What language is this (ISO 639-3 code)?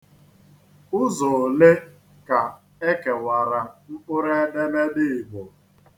ibo